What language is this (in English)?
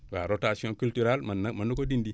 Wolof